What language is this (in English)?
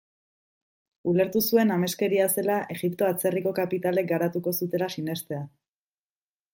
Basque